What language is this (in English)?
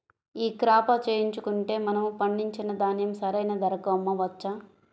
Telugu